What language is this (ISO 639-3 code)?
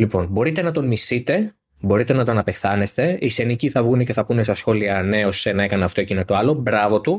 ell